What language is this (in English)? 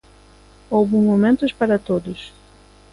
Galician